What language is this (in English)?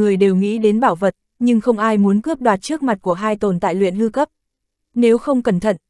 Vietnamese